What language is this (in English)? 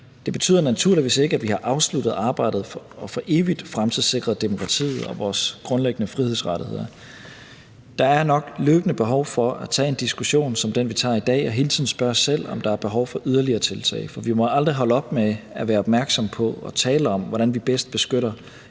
Danish